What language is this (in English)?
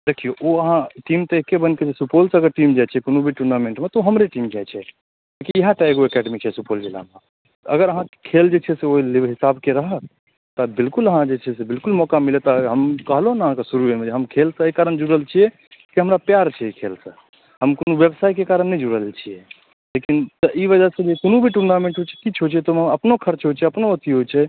Maithili